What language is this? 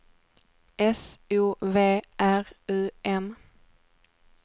Swedish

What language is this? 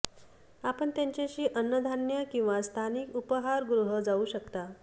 Marathi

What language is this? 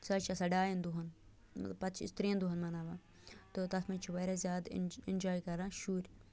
Kashmiri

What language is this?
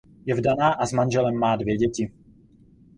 Czech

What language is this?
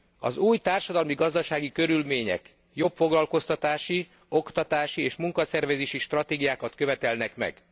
Hungarian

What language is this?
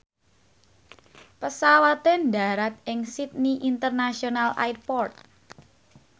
Javanese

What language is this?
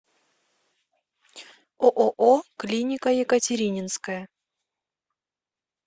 Russian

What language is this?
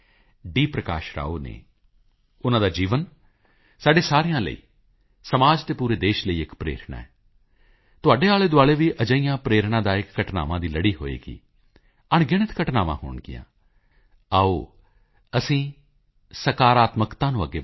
Punjabi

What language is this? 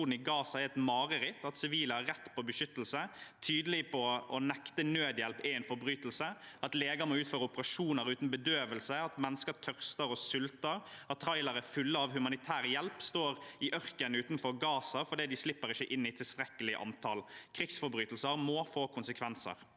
Norwegian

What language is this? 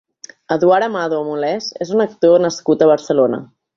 Catalan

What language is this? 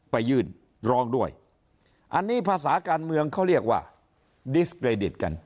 Thai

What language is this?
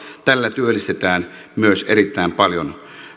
Finnish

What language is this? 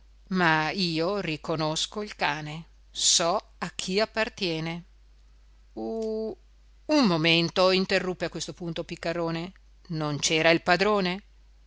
Italian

